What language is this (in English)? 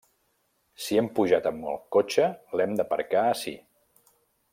Catalan